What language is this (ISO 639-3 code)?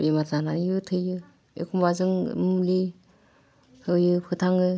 brx